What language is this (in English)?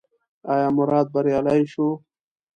Pashto